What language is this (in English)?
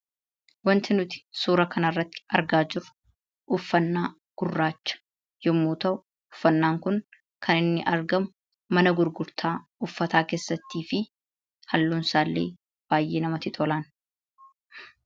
Oromo